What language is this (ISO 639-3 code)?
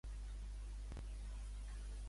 cat